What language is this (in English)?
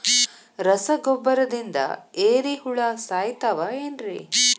Kannada